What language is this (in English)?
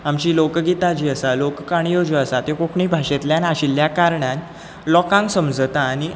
Konkani